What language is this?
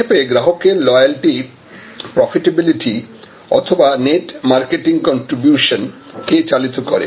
Bangla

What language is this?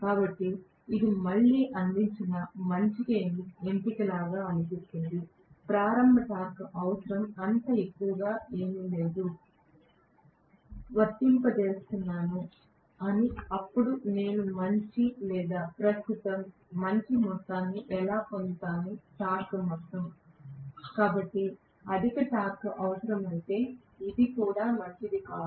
Telugu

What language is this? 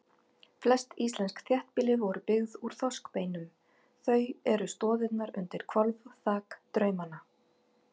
Icelandic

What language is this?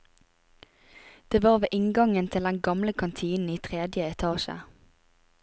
Norwegian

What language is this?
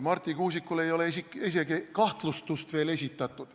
Estonian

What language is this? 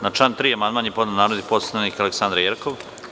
Serbian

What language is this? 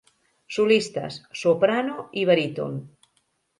Catalan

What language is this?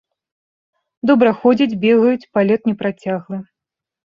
Belarusian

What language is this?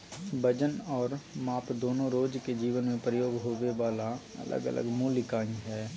Magahi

